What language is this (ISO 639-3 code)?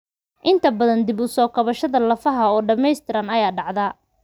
som